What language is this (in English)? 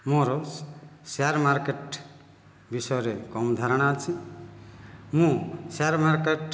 Odia